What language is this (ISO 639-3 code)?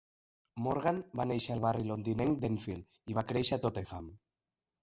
cat